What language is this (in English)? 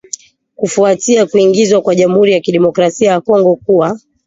Swahili